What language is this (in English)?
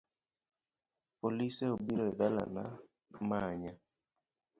Luo (Kenya and Tanzania)